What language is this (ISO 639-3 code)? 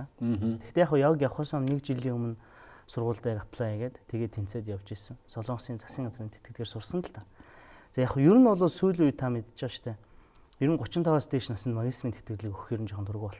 fra